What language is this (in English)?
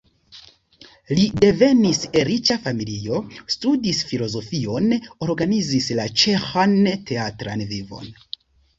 Esperanto